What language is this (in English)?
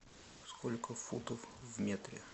Russian